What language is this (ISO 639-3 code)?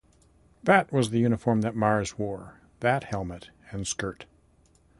eng